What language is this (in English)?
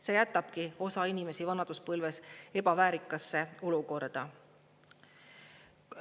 Estonian